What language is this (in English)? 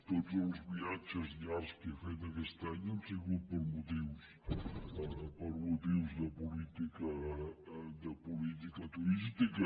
Catalan